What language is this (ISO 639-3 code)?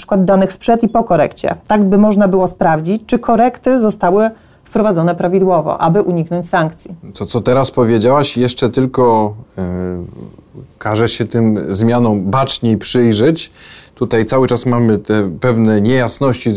pol